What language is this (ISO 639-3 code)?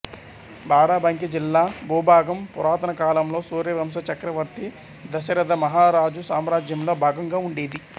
tel